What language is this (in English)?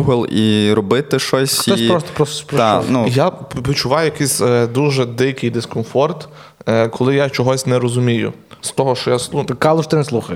Ukrainian